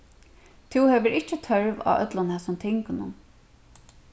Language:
Faroese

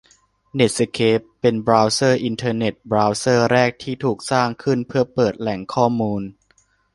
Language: Thai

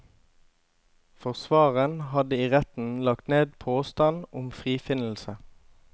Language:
Norwegian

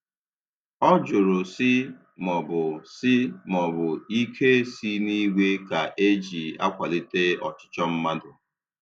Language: Igbo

